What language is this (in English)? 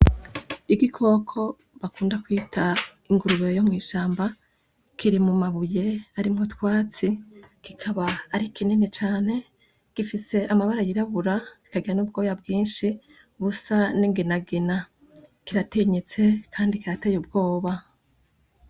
Rundi